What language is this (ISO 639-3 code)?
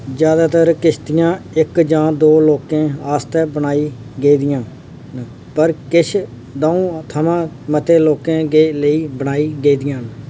doi